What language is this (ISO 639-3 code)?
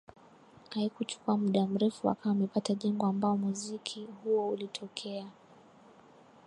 swa